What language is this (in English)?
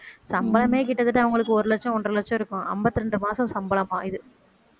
Tamil